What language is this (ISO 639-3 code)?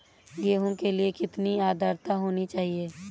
hin